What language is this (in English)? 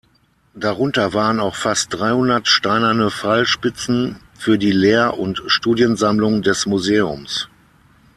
German